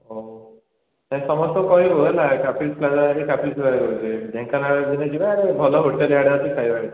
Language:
Odia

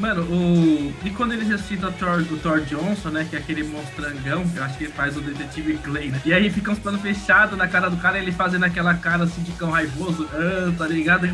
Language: Portuguese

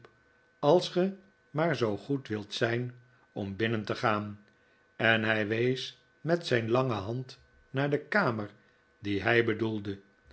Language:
Dutch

